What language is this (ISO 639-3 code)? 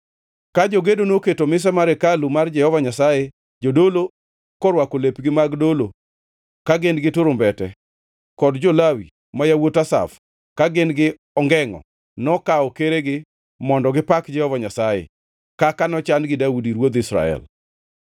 luo